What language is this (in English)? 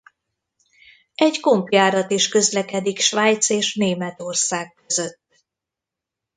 Hungarian